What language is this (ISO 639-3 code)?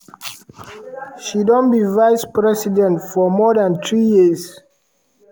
pcm